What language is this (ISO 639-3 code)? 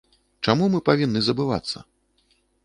bel